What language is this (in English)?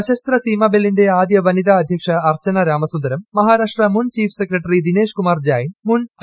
Malayalam